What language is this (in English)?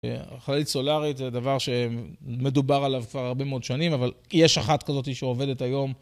Hebrew